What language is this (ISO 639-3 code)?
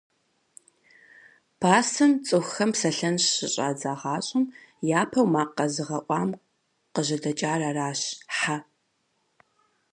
kbd